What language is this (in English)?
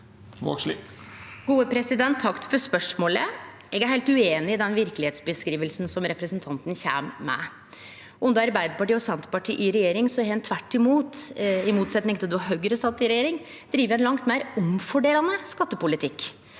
Norwegian